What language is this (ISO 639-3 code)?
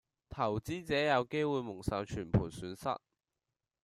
yue